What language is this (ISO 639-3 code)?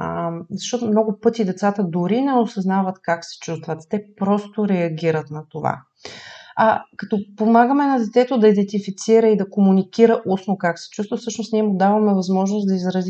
bul